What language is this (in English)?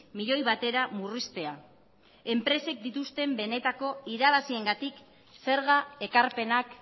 Basque